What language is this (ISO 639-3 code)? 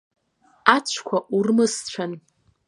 abk